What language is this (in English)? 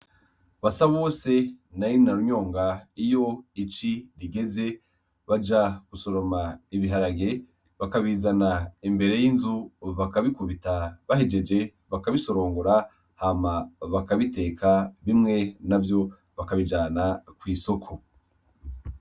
Rundi